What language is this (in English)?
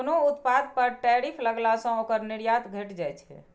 Maithili